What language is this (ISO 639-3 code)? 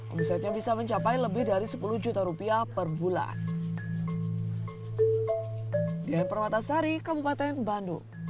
ind